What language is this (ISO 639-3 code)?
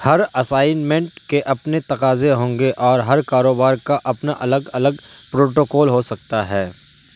urd